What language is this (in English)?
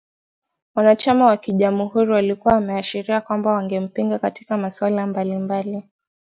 Swahili